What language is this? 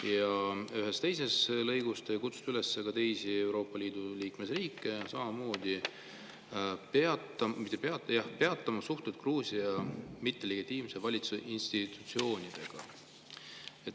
Estonian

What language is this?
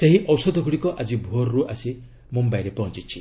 Odia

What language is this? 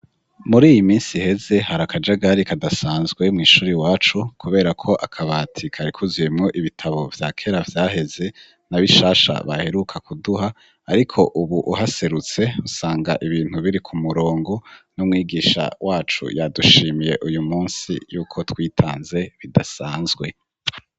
Rundi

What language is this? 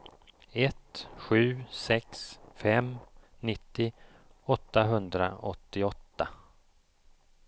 Swedish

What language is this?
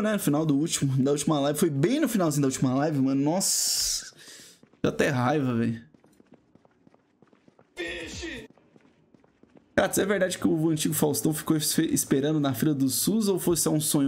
Portuguese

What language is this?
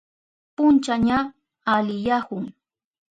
Southern Pastaza Quechua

